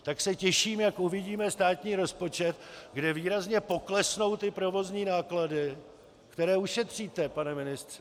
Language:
Czech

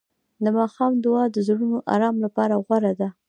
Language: Pashto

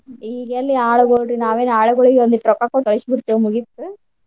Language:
Kannada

